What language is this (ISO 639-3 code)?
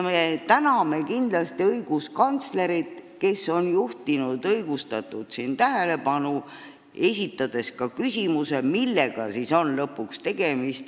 est